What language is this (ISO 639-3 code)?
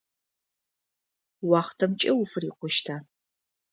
ady